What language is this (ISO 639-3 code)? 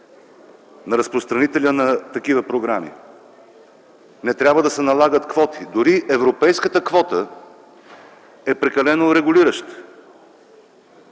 bul